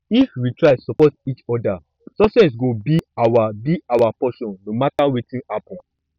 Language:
Nigerian Pidgin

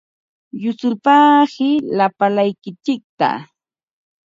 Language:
Ambo-Pasco Quechua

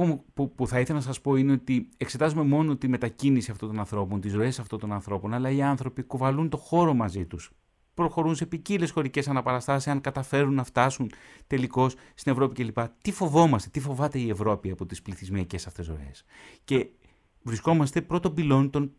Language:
Greek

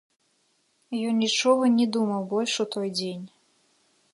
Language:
Belarusian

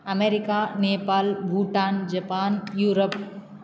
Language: Sanskrit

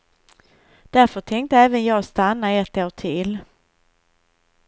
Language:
Swedish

